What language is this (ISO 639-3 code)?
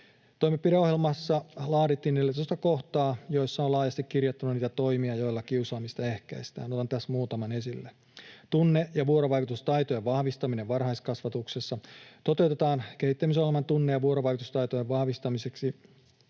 fin